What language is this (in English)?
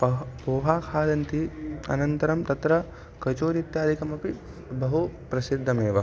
Sanskrit